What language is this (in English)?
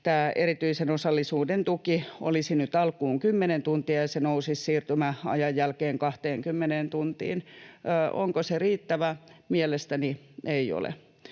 Finnish